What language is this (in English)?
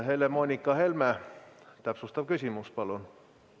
Estonian